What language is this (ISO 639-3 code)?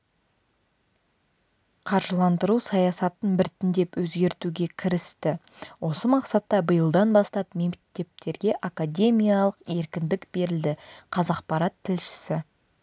kaz